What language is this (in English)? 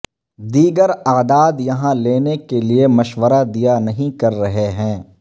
Urdu